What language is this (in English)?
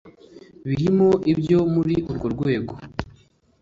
Kinyarwanda